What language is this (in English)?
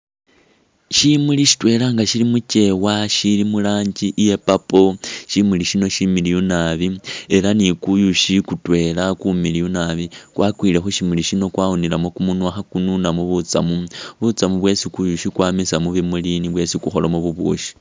Masaaba